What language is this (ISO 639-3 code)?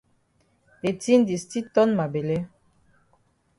wes